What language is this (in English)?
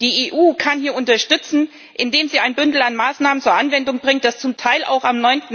German